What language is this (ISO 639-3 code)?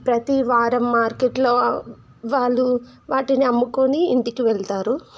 tel